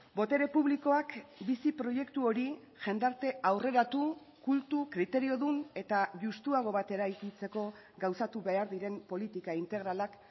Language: Basque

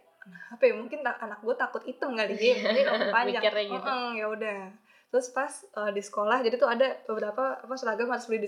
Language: Indonesian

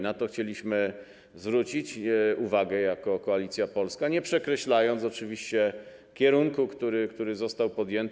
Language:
Polish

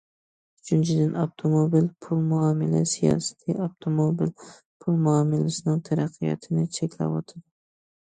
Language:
Uyghur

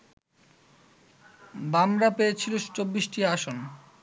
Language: Bangla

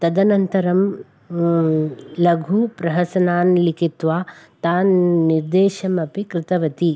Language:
Sanskrit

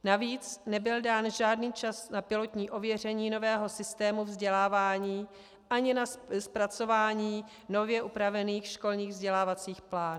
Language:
Czech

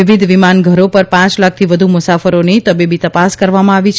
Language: Gujarati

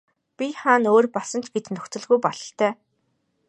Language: Mongolian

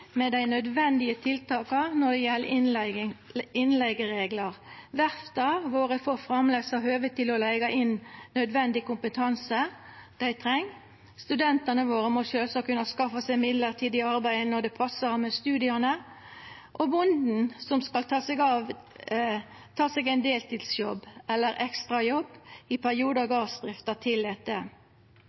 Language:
Norwegian Nynorsk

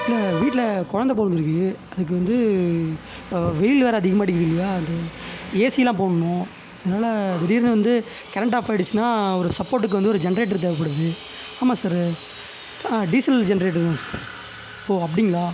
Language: Tamil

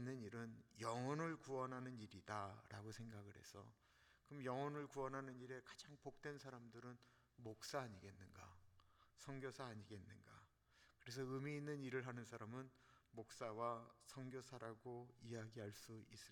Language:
Korean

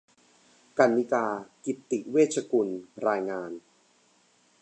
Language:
Thai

